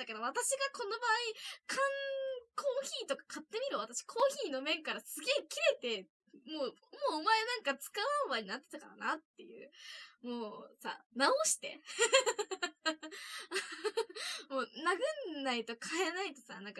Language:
Japanese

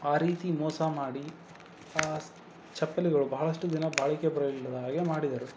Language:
Kannada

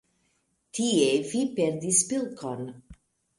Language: Esperanto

